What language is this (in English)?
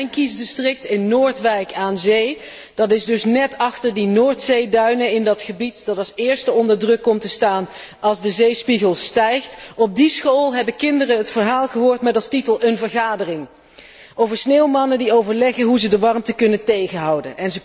Dutch